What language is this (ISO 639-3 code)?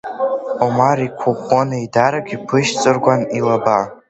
abk